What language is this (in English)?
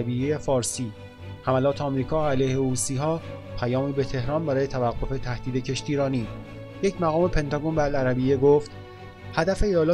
Persian